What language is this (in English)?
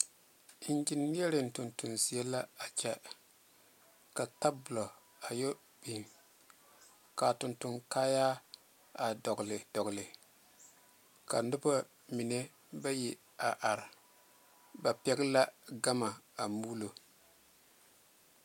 Southern Dagaare